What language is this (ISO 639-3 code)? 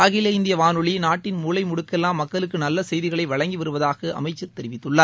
tam